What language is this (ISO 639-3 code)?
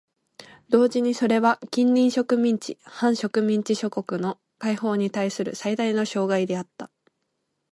jpn